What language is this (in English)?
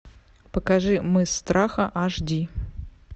Russian